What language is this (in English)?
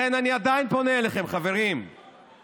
Hebrew